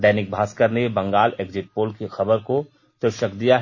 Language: Hindi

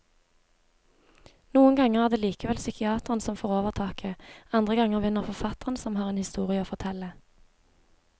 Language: Norwegian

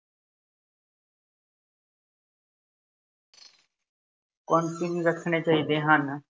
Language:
Punjabi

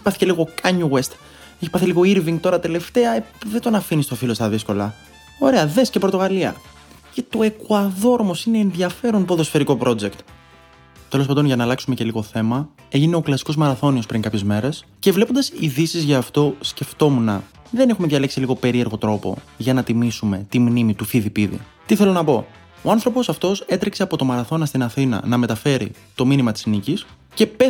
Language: Greek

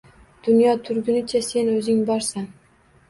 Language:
Uzbek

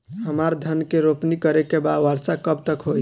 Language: Bhojpuri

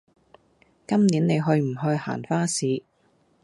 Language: Cantonese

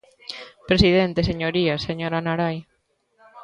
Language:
Galician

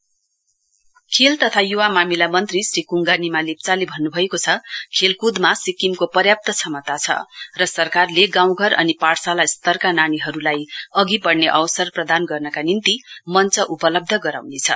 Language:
Nepali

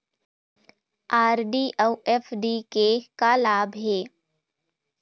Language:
Chhattisgarhi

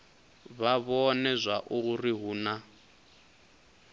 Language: Venda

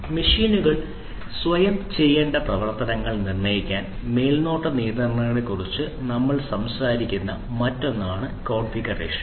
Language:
Malayalam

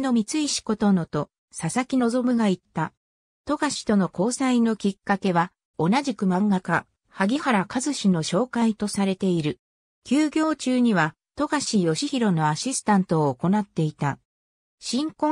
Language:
Japanese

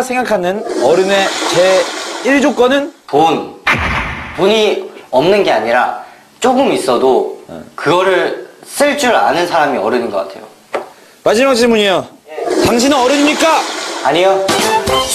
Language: Korean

